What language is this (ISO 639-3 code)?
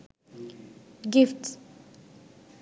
sin